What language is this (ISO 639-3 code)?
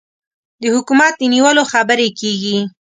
pus